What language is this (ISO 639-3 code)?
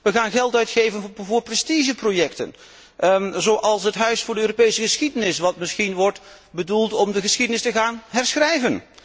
nld